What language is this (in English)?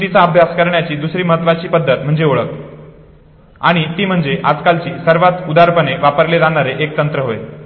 Marathi